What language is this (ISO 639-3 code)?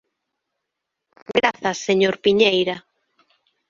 glg